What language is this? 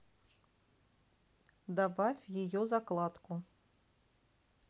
Russian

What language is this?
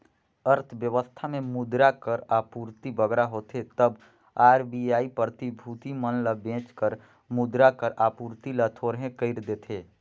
Chhattisgarhi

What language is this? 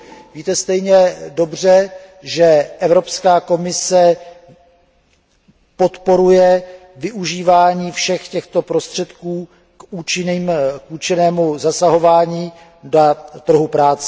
Czech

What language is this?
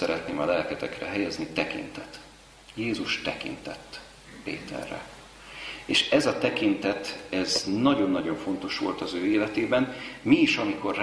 Hungarian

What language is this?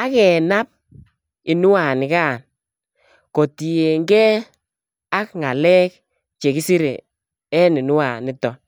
Kalenjin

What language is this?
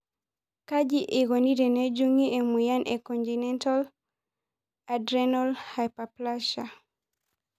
Masai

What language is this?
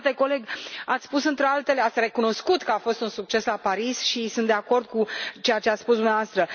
Romanian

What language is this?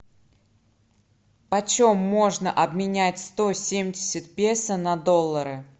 Russian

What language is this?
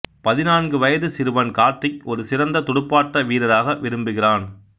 Tamil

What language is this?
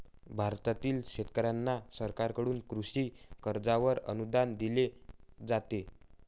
Marathi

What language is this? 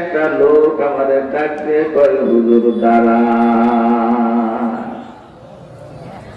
Arabic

